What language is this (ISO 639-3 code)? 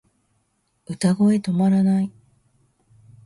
jpn